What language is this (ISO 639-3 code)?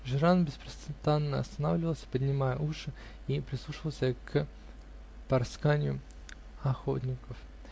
rus